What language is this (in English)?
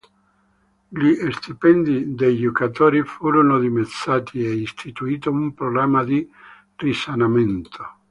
Italian